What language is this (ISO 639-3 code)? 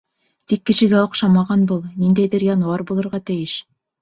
bak